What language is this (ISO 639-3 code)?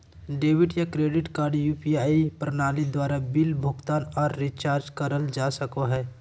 mag